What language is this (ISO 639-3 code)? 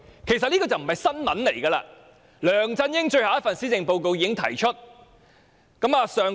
yue